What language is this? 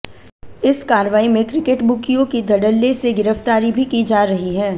Hindi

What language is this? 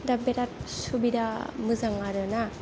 Bodo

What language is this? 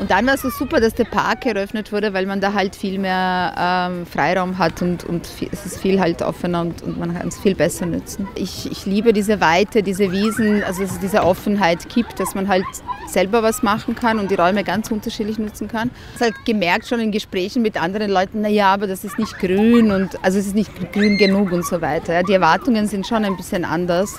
German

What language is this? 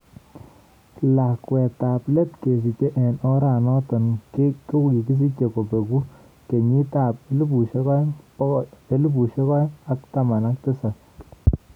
Kalenjin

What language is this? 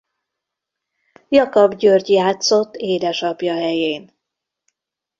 Hungarian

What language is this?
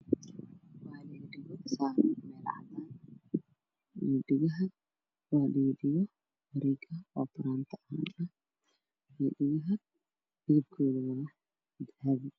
Somali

